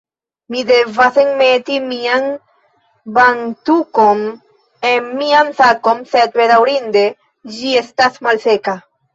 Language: Esperanto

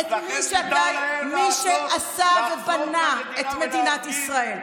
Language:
Hebrew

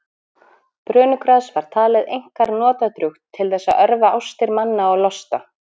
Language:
Icelandic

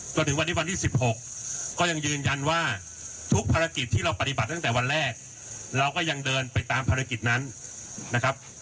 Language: Thai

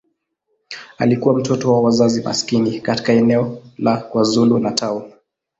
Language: Swahili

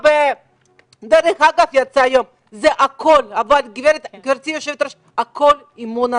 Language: Hebrew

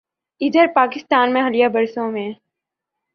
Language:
Urdu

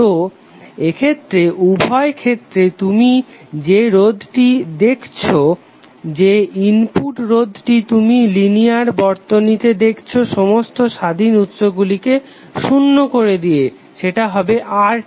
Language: Bangla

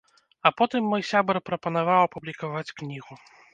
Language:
Belarusian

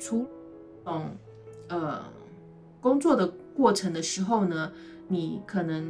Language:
Chinese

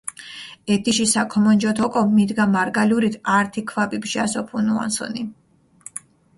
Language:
Mingrelian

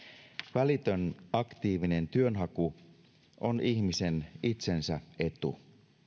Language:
Finnish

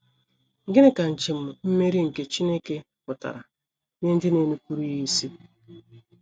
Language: Igbo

